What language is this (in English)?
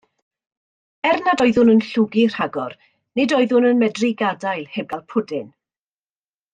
Welsh